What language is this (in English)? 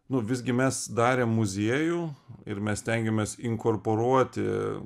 Lithuanian